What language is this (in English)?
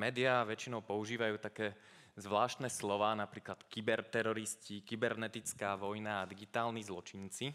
Slovak